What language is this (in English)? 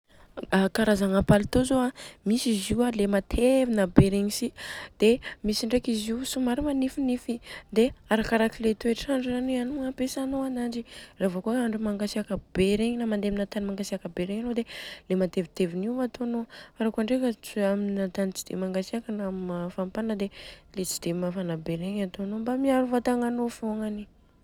Southern Betsimisaraka Malagasy